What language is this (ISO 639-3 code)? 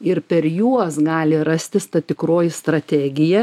lit